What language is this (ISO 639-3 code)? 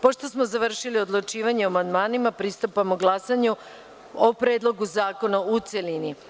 srp